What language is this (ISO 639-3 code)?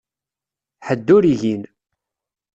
kab